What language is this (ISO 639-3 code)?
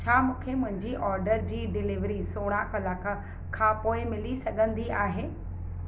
snd